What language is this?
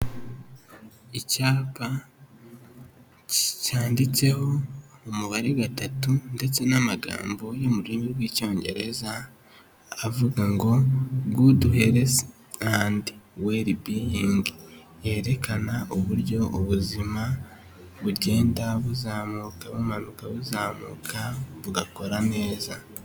Kinyarwanda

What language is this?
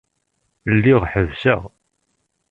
Kabyle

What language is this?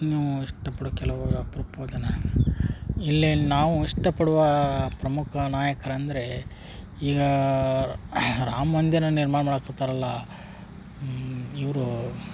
Kannada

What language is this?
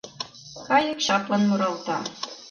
Mari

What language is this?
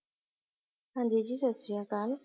Punjabi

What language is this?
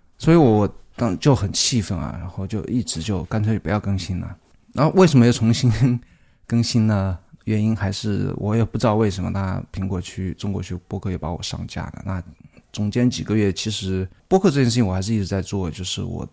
Chinese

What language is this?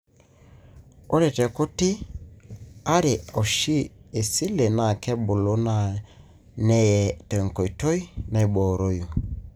Masai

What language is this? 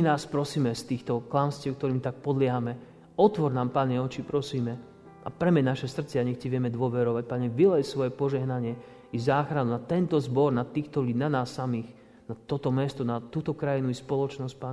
Slovak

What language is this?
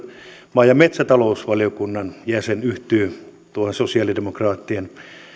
Finnish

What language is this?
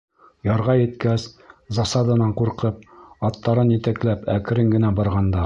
Bashkir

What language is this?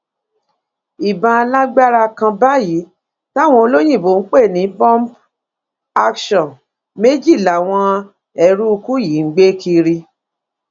Yoruba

